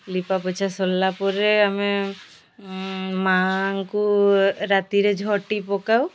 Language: Odia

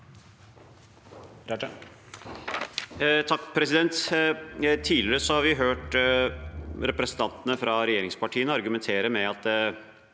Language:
Norwegian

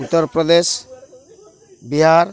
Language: Odia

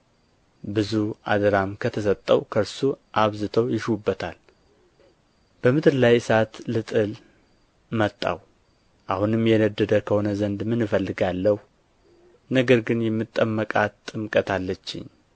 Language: Amharic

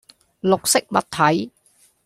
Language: Cantonese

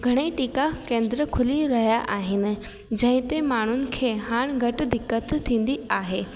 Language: Sindhi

